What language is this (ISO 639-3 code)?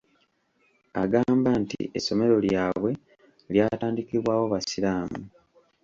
lug